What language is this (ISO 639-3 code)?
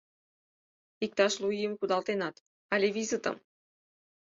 chm